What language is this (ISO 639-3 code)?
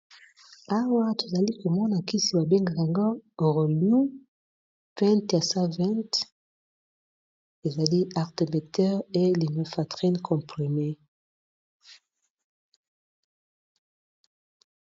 lin